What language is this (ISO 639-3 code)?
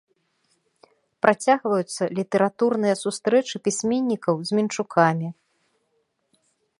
bel